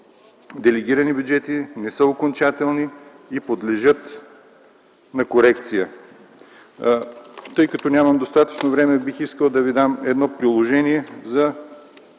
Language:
Bulgarian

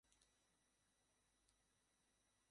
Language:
Bangla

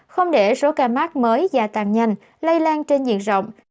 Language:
Vietnamese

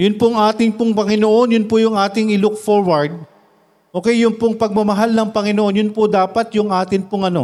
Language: Filipino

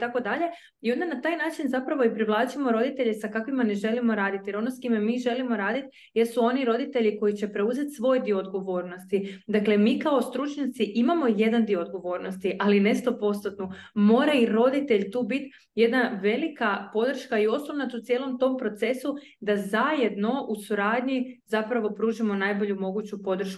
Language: Croatian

